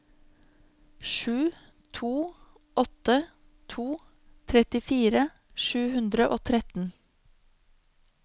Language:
Norwegian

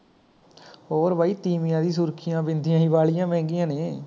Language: Punjabi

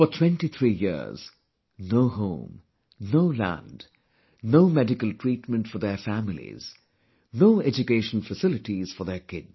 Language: English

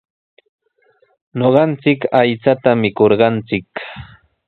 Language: Sihuas Ancash Quechua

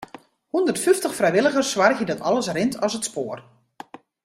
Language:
Western Frisian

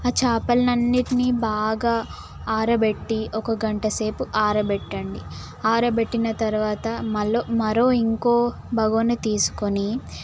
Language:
Telugu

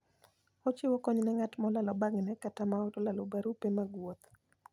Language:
Luo (Kenya and Tanzania)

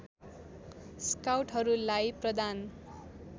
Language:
Nepali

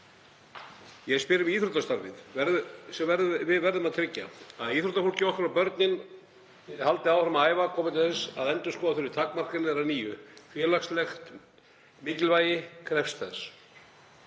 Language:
Icelandic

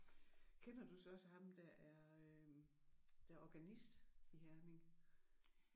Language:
Danish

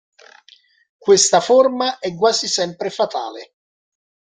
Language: Italian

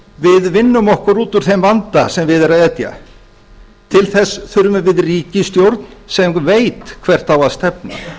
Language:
Icelandic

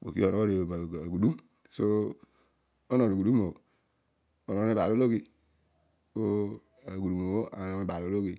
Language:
Odual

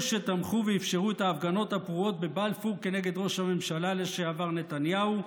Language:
Hebrew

